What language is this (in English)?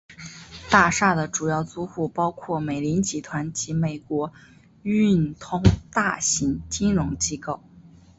Chinese